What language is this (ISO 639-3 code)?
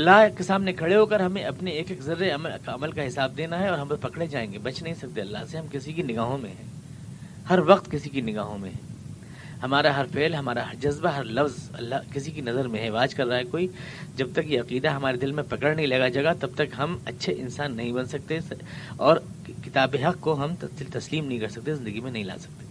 urd